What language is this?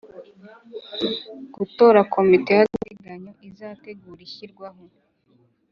Kinyarwanda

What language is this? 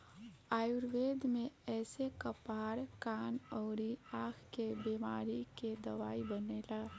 Bhojpuri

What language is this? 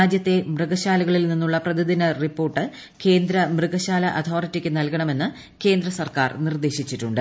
Malayalam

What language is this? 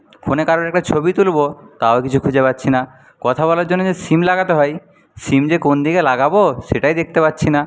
Bangla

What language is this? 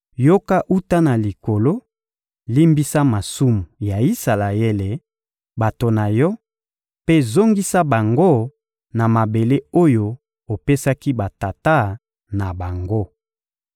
Lingala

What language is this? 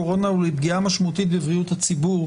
Hebrew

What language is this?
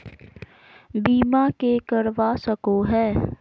Magahi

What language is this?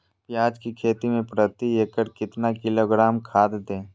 Magahi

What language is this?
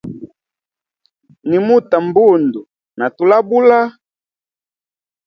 Hemba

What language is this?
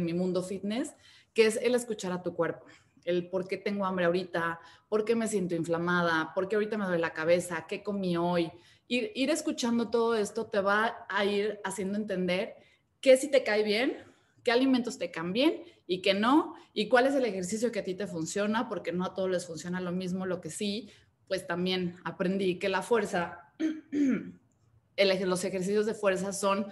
Spanish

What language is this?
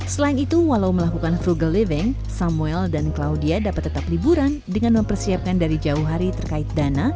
Indonesian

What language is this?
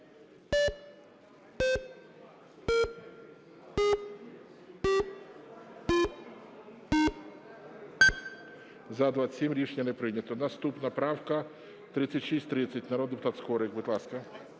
Ukrainian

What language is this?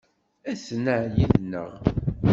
Kabyle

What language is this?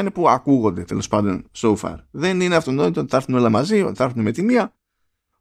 Greek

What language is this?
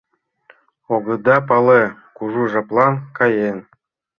Mari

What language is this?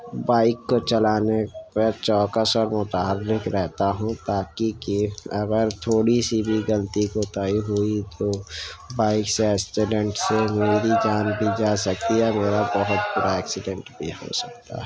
Urdu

